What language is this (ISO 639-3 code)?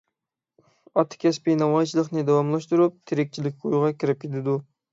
uig